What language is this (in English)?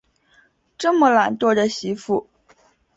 Chinese